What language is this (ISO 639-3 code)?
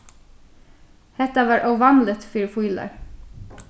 fao